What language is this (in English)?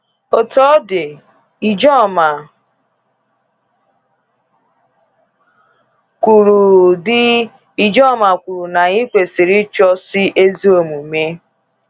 Igbo